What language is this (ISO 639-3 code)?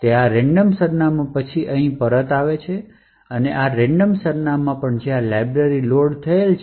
guj